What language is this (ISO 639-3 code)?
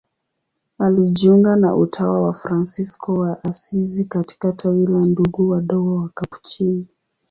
swa